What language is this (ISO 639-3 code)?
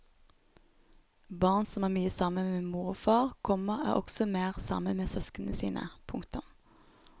nor